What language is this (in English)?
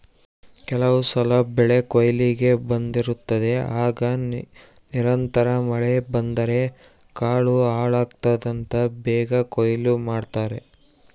Kannada